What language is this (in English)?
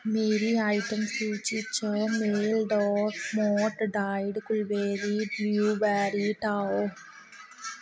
Dogri